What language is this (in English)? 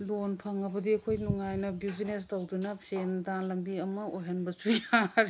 Manipuri